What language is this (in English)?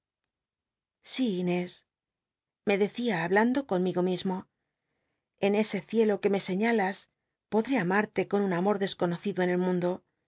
Spanish